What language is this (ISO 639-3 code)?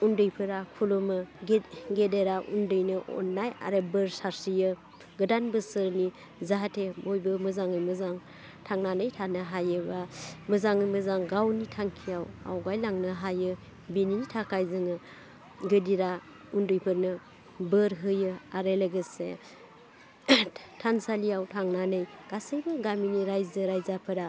brx